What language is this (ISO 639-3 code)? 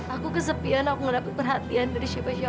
ind